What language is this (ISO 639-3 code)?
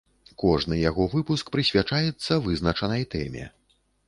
bel